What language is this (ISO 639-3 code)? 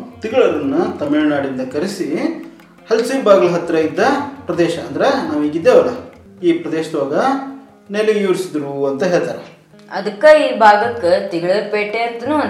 kan